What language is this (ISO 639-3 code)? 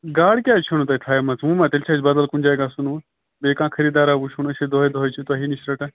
kas